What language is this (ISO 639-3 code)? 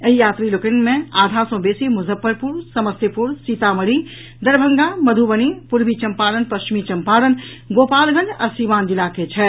mai